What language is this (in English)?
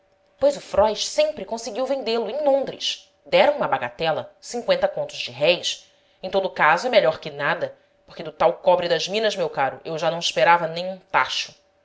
Portuguese